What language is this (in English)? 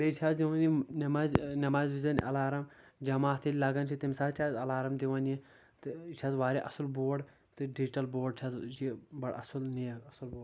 Kashmiri